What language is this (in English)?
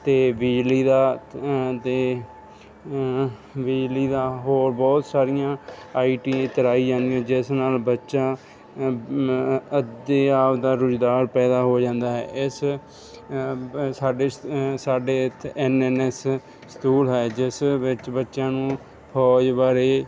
Punjabi